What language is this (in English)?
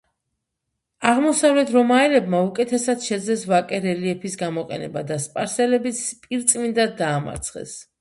Georgian